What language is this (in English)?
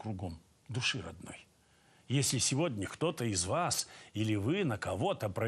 Russian